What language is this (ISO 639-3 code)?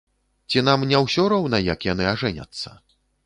bel